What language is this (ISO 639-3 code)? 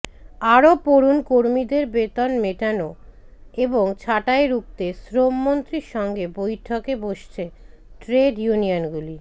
ben